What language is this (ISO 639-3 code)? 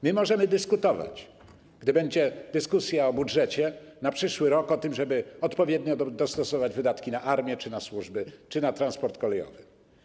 pol